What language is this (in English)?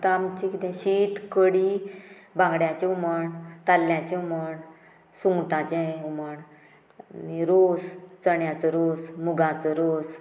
Konkani